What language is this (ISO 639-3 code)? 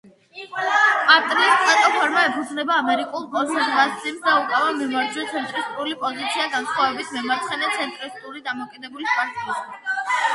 kat